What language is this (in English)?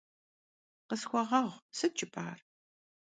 Kabardian